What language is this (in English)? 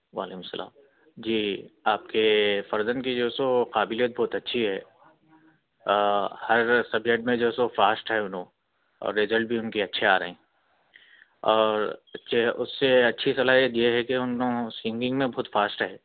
Urdu